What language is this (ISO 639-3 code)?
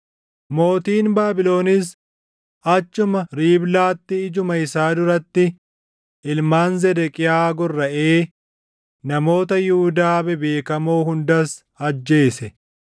orm